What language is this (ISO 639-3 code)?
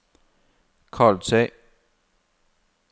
nor